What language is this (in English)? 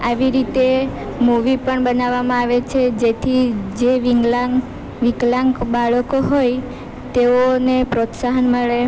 Gujarati